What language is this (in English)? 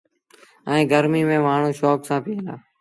Sindhi Bhil